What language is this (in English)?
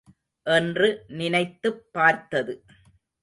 Tamil